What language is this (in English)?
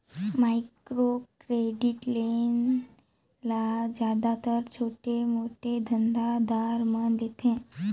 Chhattisgarhi